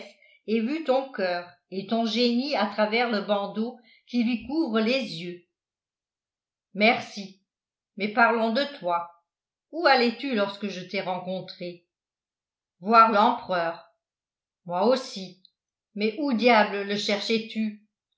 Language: French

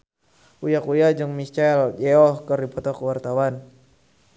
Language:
Sundanese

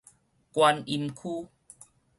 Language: Min Nan Chinese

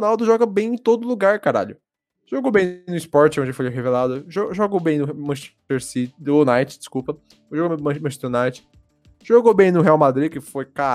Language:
Portuguese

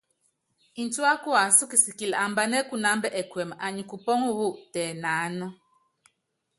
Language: Yangben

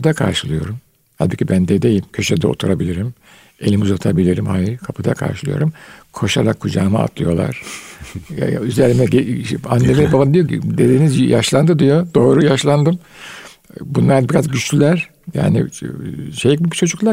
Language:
Turkish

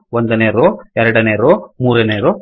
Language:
Kannada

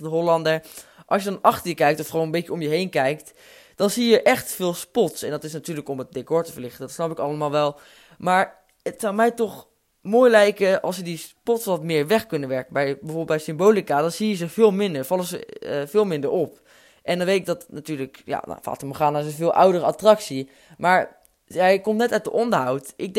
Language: Dutch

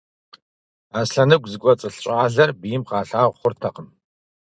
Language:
Kabardian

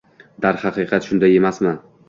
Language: Uzbek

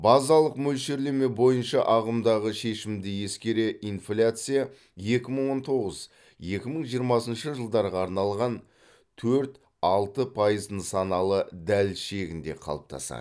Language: Kazakh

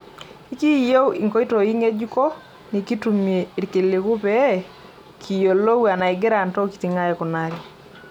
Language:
Masai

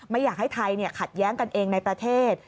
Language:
Thai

